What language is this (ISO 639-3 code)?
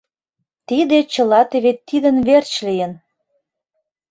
chm